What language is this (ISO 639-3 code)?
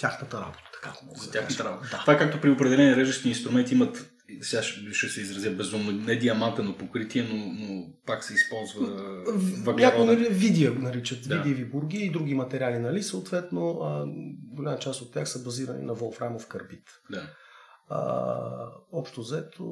bul